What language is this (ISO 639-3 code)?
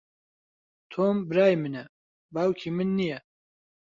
ckb